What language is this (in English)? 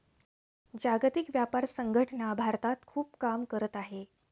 Marathi